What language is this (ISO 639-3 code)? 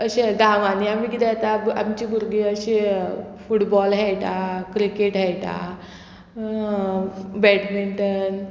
kok